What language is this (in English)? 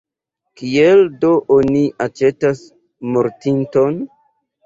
Esperanto